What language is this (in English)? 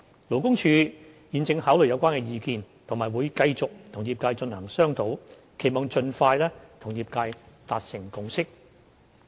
Cantonese